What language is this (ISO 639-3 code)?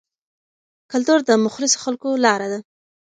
pus